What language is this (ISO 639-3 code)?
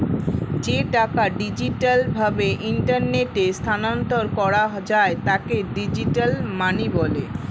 ben